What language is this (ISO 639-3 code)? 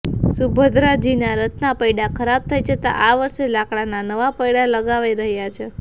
guj